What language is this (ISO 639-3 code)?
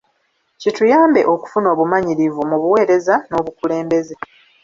lug